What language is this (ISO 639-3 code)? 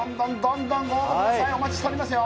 jpn